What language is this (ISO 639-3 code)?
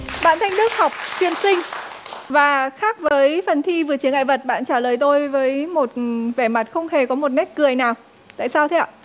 vie